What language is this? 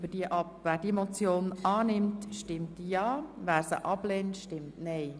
Swiss German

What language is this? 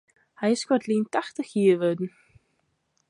Western Frisian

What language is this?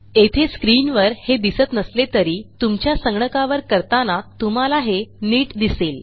Marathi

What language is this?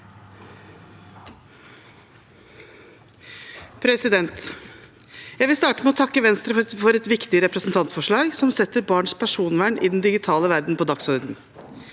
Norwegian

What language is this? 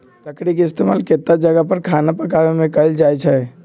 Magahi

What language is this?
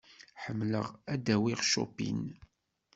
Kabyle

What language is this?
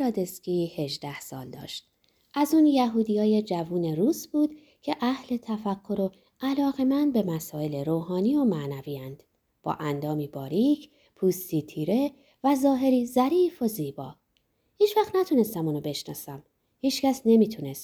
Persian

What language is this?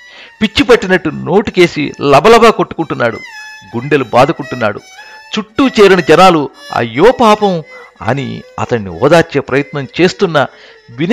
Telugu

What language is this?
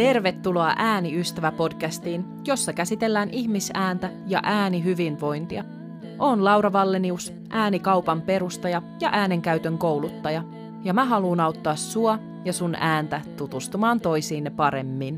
Finnish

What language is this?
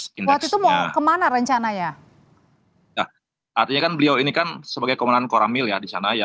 Indonesian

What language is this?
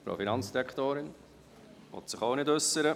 Swiss German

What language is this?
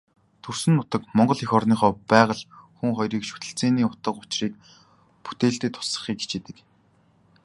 Mongolian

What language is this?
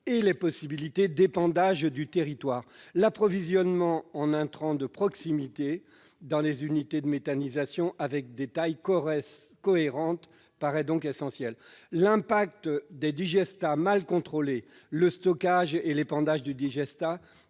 French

